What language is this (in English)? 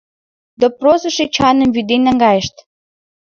Mari